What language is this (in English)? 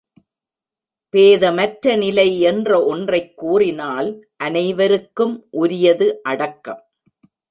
Tamil